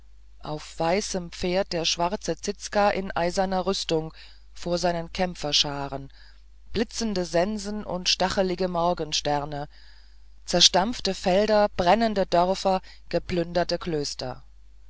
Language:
German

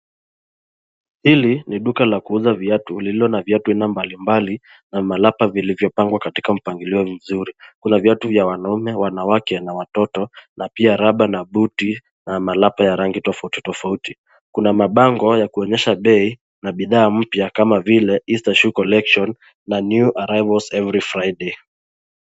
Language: Swahili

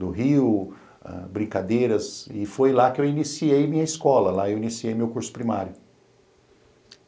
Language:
Portuguese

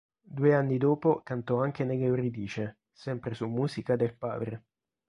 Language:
Italian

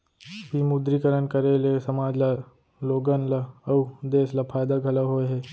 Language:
Chhattisgarhi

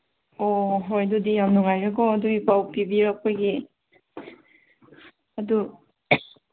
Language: Manipuri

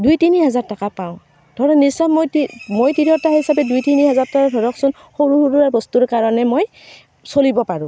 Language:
Assamese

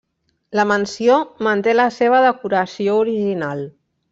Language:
Catalan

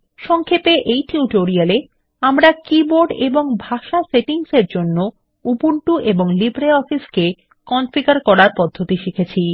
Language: Bangla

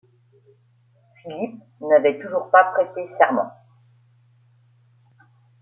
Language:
French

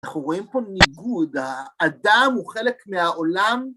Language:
Hebrew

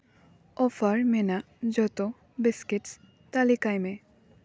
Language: Santali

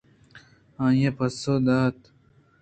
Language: Eastern Balochi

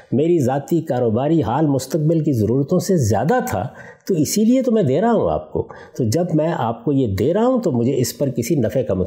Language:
Urdu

